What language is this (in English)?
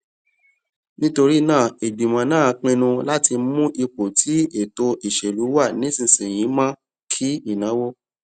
Yoruba